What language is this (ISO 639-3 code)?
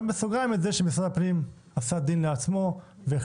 heb